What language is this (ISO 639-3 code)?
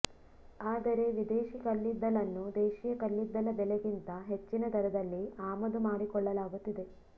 kan